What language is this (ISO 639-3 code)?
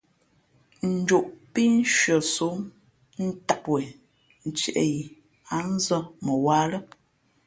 fmp